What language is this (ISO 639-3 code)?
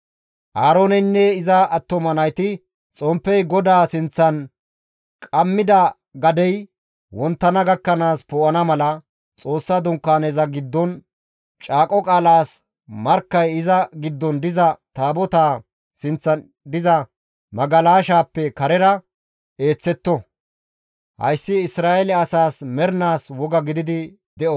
gmv